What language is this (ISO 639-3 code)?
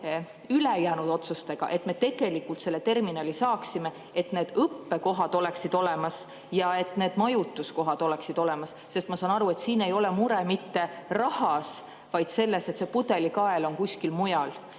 est